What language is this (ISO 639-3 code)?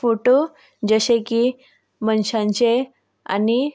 kok